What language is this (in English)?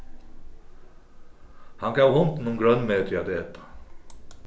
Faroese